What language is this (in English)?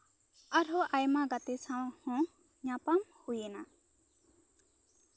Santali